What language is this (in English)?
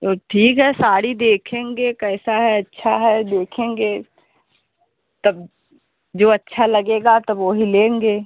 Hindi